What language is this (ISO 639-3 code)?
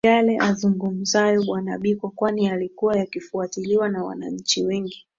swa